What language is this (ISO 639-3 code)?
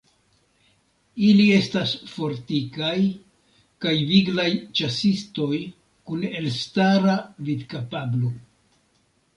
epo